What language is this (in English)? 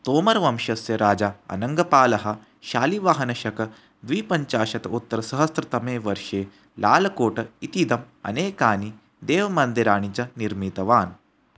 Sanskrit